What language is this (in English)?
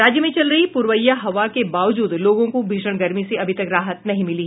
Hindi